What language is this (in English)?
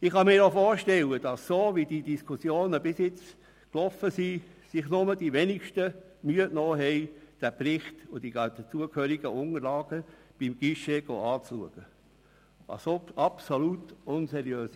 Swiss German